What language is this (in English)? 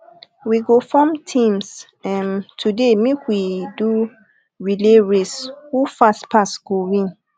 Nigerian Pidgin